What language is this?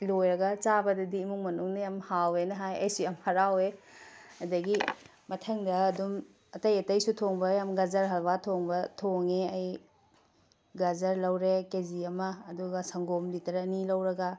Manipuri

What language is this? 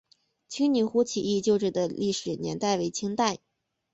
Chinese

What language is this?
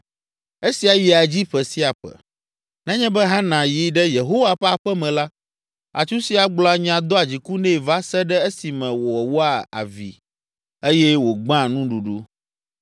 Ewe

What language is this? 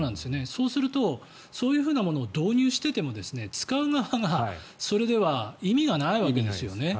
Japanese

